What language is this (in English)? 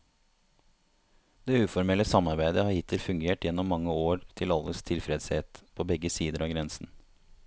Norwegian